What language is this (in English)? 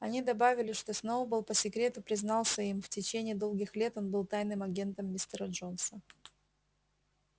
Russian